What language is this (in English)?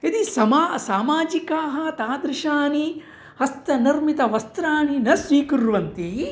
Sanskrit